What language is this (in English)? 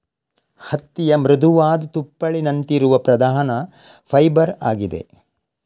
Kannada